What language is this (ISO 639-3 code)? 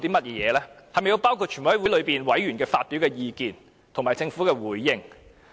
yue